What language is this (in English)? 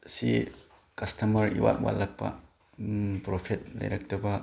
Manipuri